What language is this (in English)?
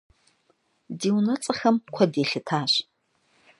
Kabardian